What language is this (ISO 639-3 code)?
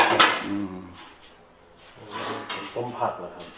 tha